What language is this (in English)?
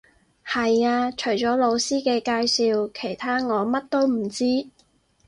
Cantonese